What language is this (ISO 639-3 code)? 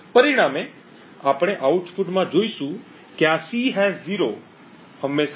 guj